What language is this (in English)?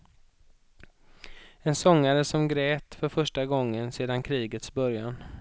Swedish